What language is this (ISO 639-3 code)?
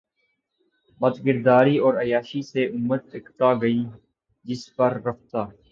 urd